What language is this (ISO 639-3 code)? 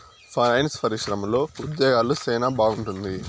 tel